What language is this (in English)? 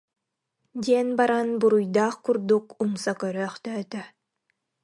Yakut